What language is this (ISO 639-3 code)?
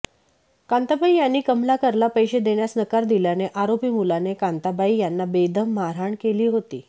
mar